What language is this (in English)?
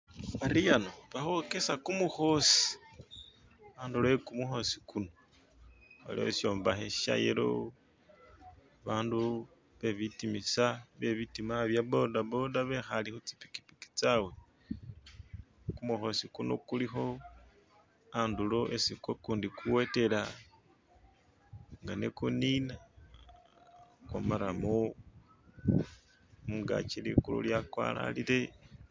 Masaaba